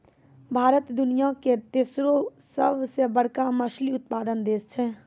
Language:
Maithili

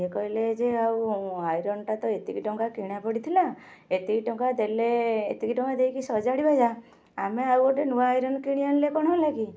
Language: Odia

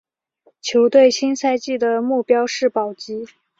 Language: Chinese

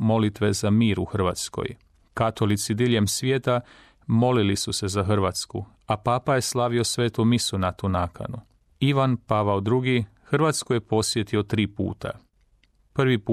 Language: Croatian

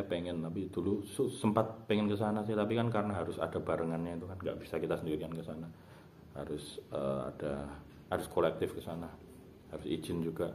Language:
Indonesian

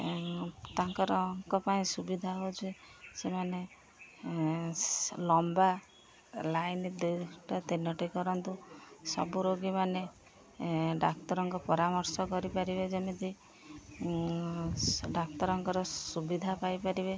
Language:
Odia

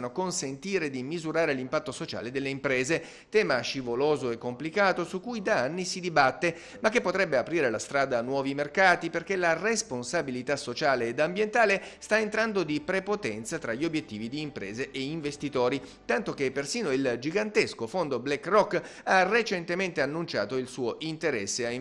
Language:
Italian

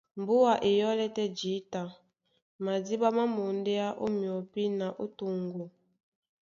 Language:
Duala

